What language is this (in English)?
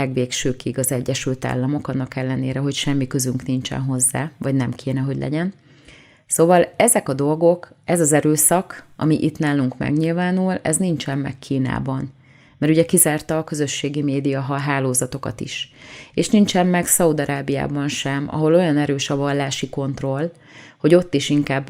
Hungarian